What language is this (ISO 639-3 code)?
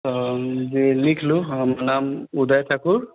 mai